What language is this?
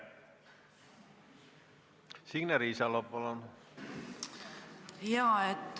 Estonian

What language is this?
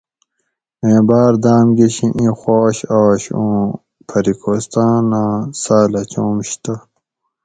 Gawri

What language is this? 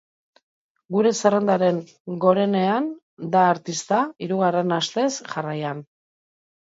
Basque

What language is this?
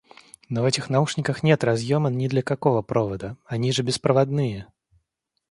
Russian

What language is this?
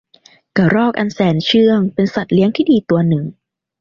Thai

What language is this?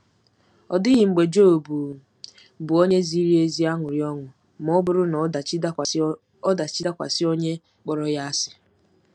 Igbo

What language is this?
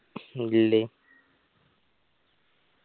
Malayalam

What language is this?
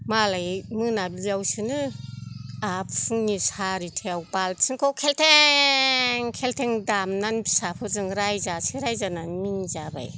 Bodo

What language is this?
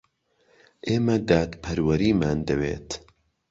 Central Kurdish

